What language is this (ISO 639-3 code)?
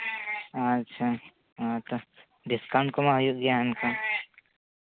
sat